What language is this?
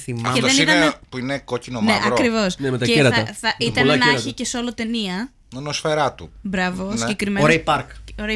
Greek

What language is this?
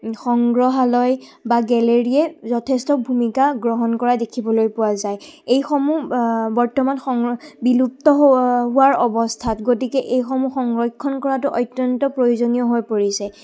Assamese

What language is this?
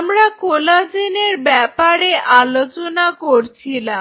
Bangla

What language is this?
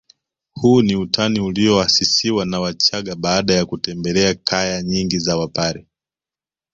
Swahili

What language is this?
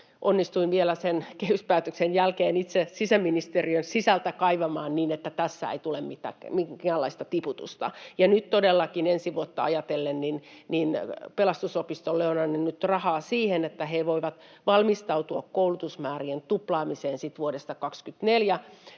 Finnish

